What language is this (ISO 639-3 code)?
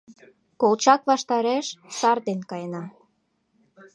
chm